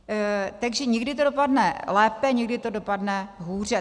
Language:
Czech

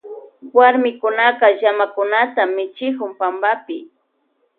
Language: Loja Highland Quichua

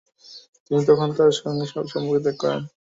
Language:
Bangla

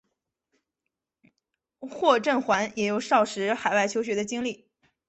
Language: Chinese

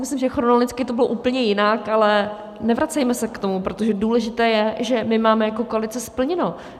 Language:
Czech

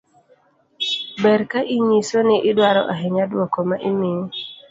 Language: Luo (Kenya and Tanzania)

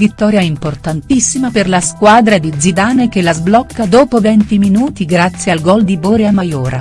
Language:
Italian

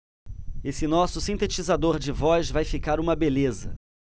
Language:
Portuguese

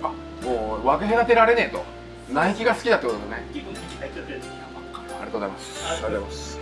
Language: Japanese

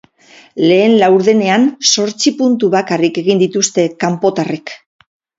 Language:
Basque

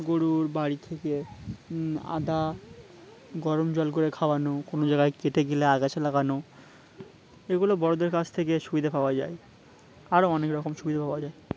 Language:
Bangla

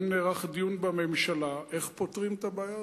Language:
Hebrew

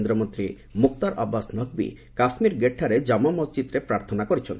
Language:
Odia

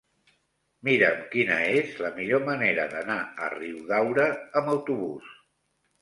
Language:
Catalan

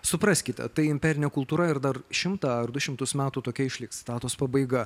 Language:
Lithuanian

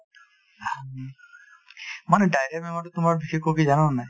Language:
Assamese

